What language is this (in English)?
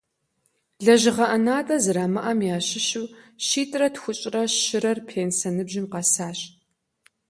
Kabardian